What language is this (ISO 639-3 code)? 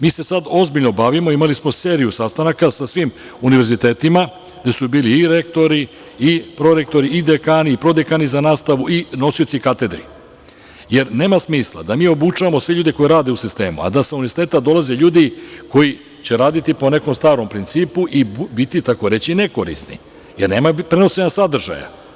srp